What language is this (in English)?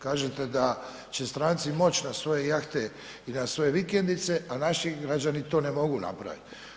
Croatian